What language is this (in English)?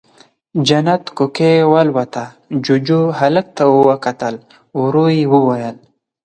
Pashto